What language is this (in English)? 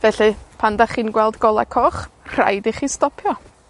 Welsh